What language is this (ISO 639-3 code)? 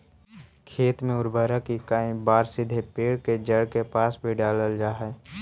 mag